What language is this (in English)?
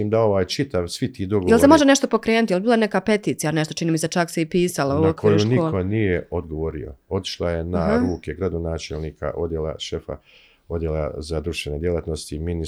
Croatian